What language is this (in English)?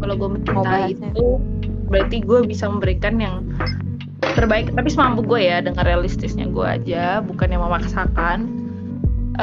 Indonesian